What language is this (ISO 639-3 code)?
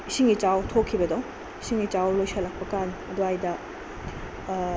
mni